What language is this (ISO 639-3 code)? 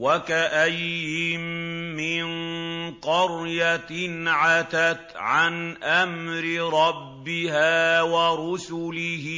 ara